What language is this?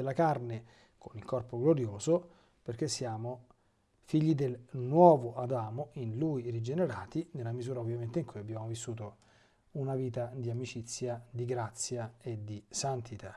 Italian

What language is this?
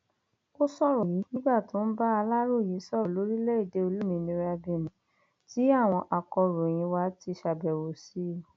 Yoruba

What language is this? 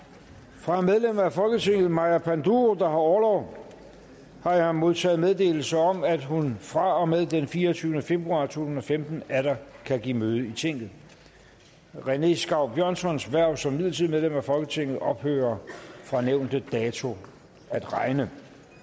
Danish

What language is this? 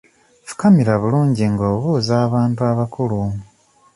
Ganda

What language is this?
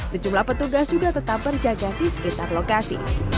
Indonesian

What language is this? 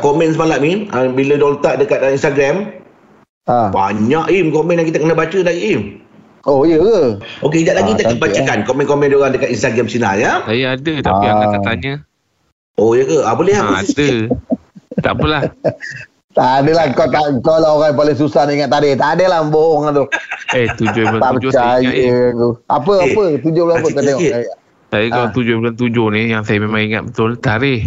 Malay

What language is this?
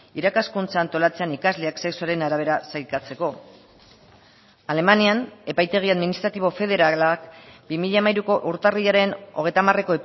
Basque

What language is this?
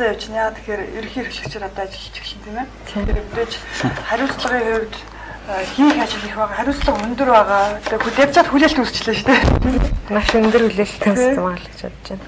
Ukrainian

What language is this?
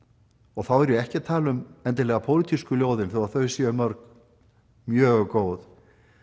Icelandic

